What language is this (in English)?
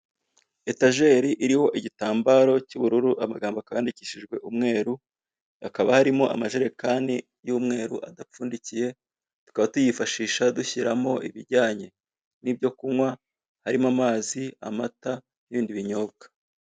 Kinyarwanda